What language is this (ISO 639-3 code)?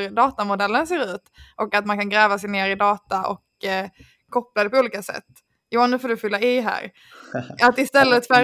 swe